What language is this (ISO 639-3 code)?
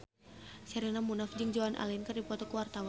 sun